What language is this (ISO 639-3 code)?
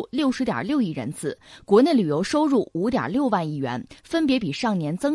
zho